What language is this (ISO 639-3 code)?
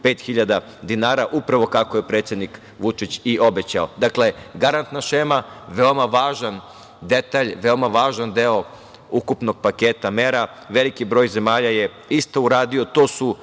srp